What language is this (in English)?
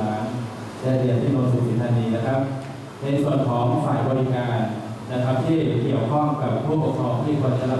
Thai